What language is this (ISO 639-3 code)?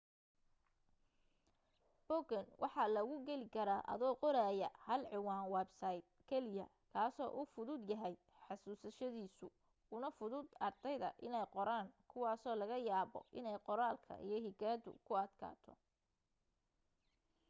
som